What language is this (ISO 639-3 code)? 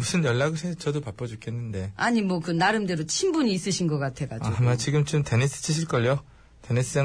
kor